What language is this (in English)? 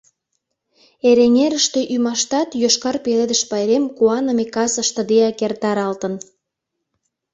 Mari